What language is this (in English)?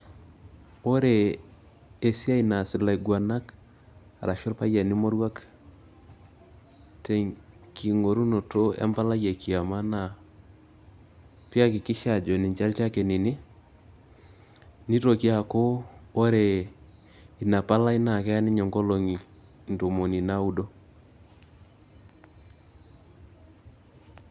Masai